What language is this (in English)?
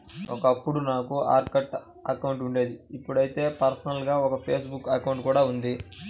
Telugu